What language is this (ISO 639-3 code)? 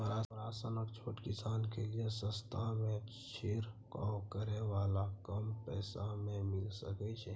mai